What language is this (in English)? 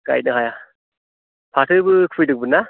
Bodo